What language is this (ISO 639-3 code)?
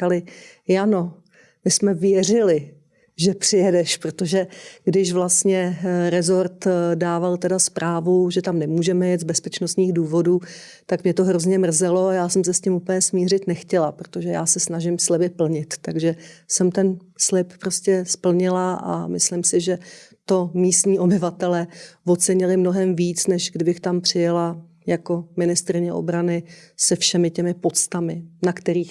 ces